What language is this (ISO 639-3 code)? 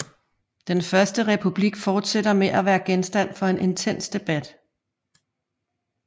dan